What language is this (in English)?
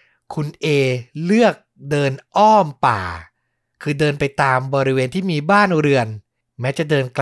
Thai